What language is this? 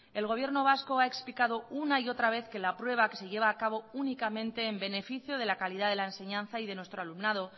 Spanish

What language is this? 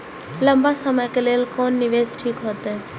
Maithili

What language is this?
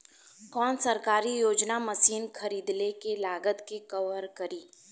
Bhojpuri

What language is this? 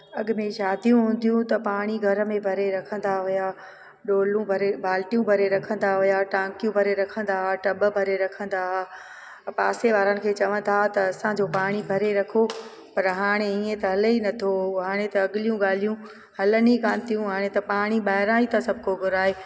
Sindhi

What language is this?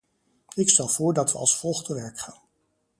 Dutch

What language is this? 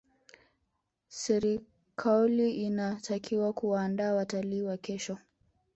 Swahili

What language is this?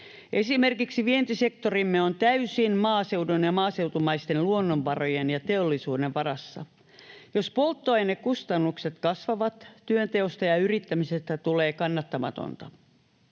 Finnish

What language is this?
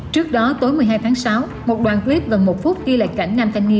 Vietnamese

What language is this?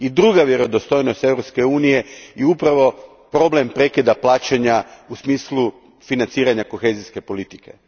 Croatian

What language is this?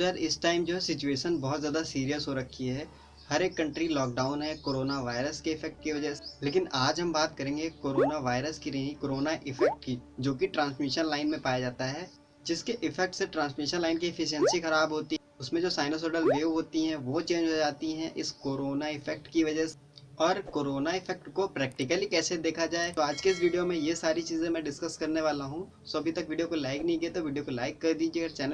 Hindi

